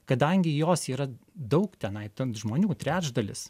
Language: Lithuanian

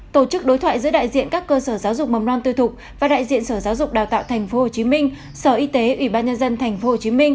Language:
Vietnamese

